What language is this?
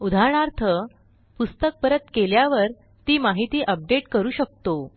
Marathi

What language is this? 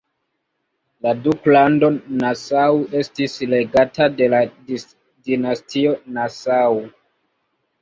Esperanto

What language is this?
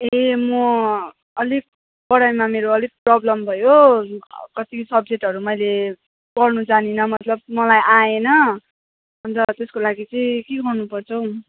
Nepali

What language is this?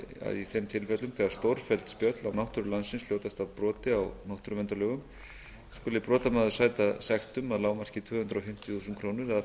Icelandic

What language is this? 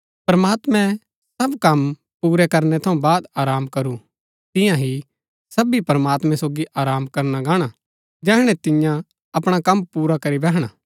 Gaddi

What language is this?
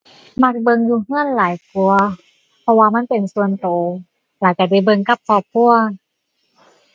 Thai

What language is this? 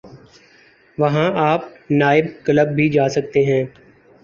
Urdu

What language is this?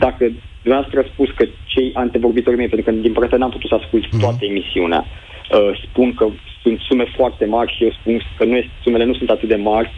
Romanian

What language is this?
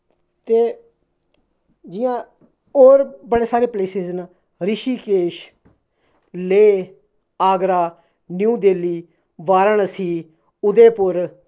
Dogri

